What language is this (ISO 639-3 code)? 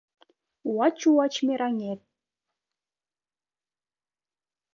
chm